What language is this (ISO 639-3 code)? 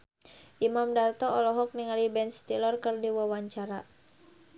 sun